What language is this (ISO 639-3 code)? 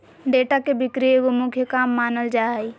mag